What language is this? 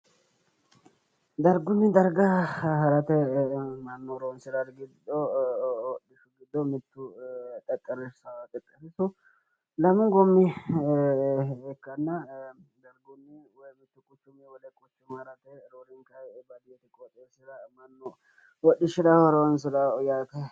Sidamo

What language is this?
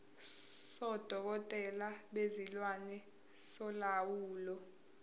Zulu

